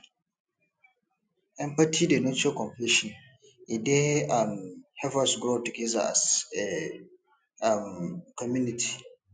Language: Nigerian Pidgin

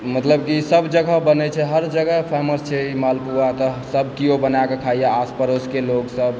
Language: Maithili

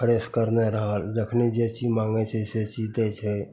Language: Maithili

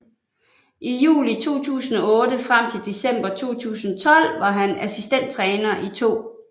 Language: Danish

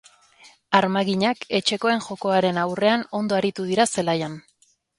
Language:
Basque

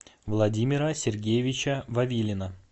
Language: Russian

